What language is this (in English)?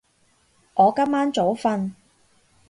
Cantonese